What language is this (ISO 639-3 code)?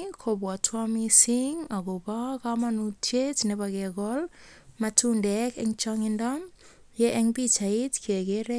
kln